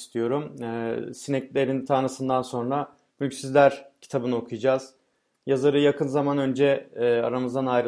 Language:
Turkish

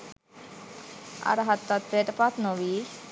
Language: Sinhala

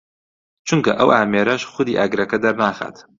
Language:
Central Kurdish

